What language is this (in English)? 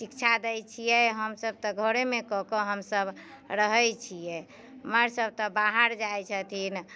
Maithili